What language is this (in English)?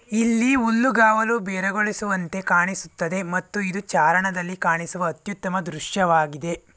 Kannada